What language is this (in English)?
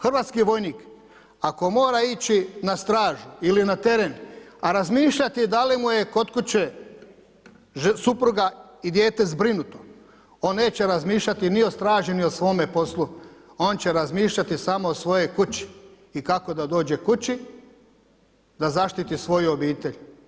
Croatian